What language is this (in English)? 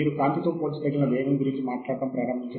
Telugu